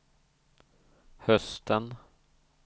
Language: Swedish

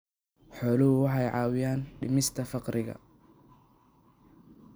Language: Somali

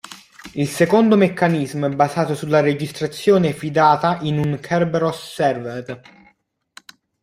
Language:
Italian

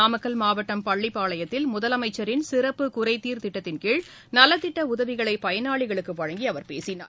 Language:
Tamil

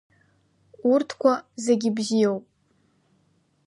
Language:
Abkhazian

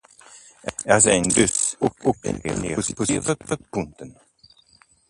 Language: Dutch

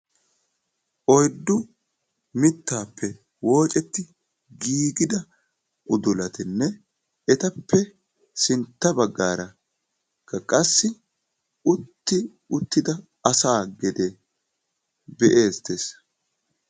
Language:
Wolaytta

